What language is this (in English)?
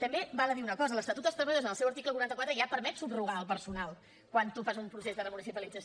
Catalan